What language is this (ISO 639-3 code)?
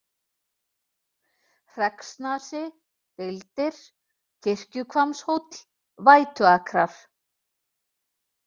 isl